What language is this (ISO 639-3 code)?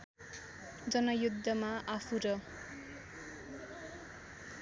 nep